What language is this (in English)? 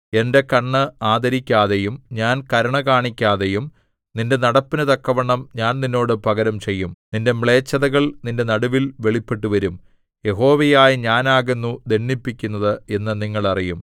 Malayalam